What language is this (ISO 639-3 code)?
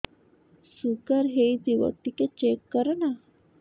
ori